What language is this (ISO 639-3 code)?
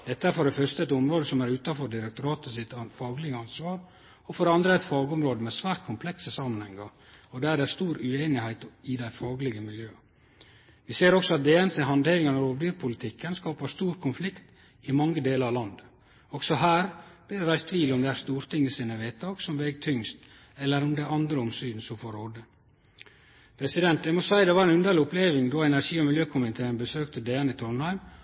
nno